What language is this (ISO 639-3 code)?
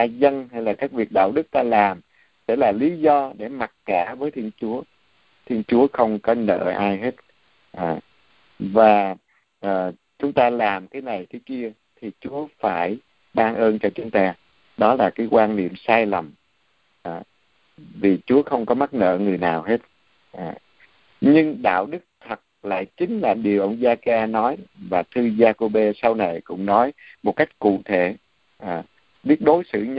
vie